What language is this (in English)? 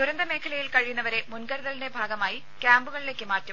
Malayalam